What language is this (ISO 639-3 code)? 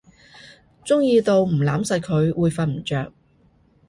yue